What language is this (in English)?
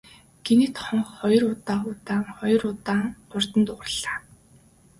Mongolian